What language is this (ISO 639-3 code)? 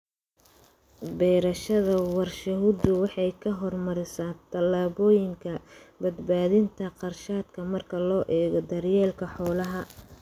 som